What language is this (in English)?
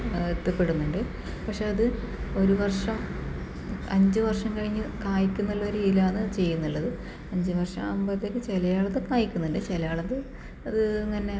Malayalam